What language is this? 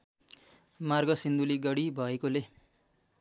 Nepali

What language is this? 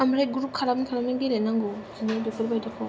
Bodo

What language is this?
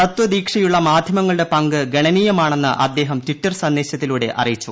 Malayalam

